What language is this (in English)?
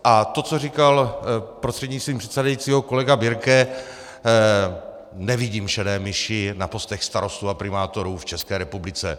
Czech